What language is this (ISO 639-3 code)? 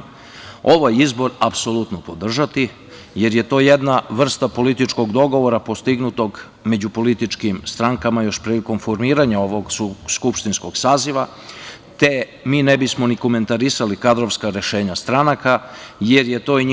srp